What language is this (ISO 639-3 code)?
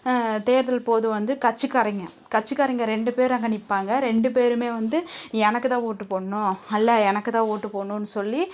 tam